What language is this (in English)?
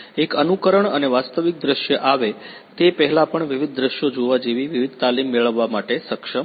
Gujarati